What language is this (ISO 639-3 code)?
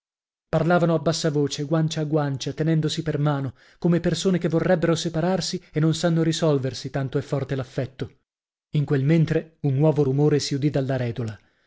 ita